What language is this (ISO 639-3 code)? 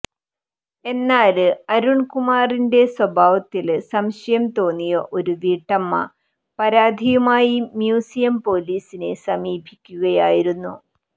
mal